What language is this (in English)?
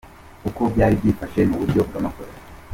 Kinyarwanda